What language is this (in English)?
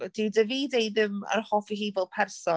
Welsh